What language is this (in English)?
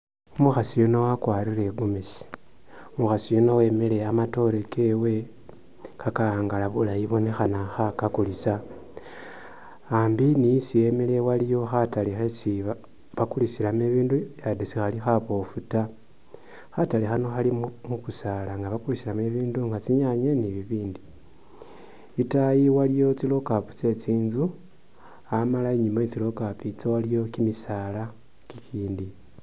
Masaaba